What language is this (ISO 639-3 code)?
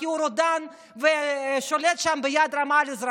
heb